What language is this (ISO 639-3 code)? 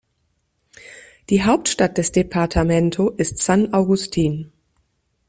deu